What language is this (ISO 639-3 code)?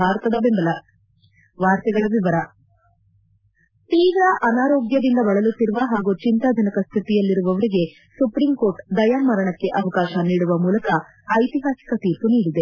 kan